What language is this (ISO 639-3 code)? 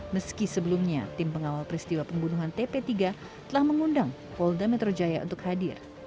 ind